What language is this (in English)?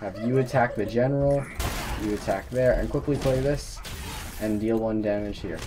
English